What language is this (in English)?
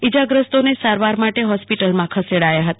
Gujarati